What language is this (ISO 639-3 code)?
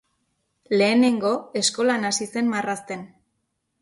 eus